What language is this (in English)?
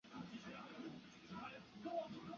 Chinese